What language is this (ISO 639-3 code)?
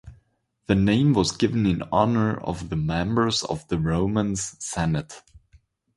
eng